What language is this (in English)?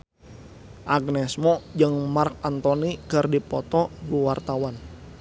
Sundanese